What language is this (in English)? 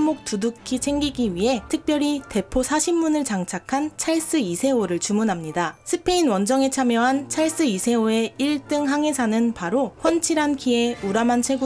Korean